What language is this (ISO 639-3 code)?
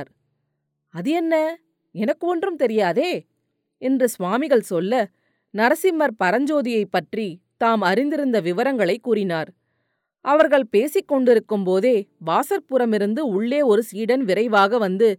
tam